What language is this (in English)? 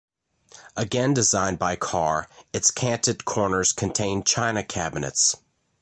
English